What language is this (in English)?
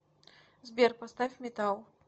Russian